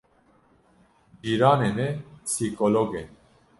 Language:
Kurdish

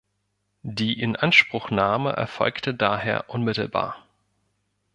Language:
German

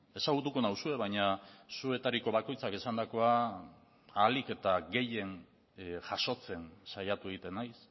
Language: Basque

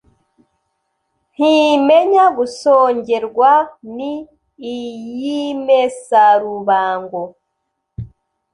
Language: Kinyarwanda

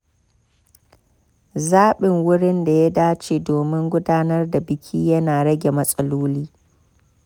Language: Hausa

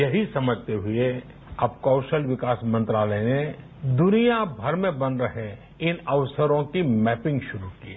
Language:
Hindi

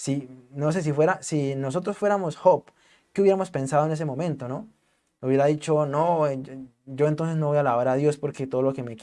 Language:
Spanish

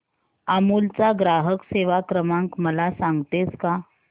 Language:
Marathi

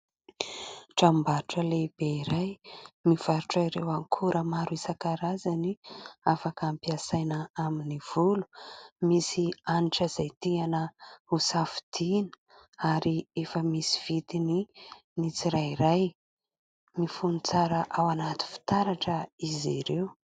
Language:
Malagasy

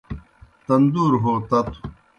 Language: Kohistani Shina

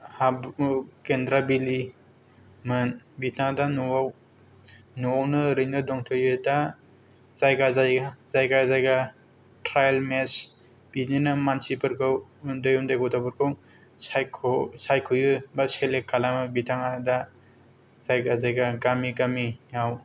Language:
Bodo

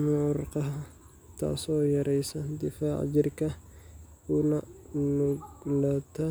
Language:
Somali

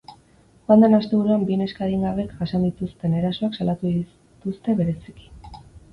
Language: Basque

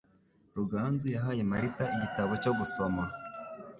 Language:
Kinyarwanda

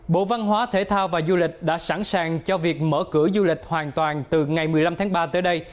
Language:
Vietnamese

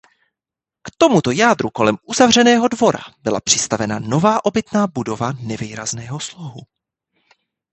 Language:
Czech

